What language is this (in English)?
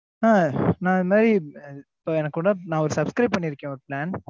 Tamil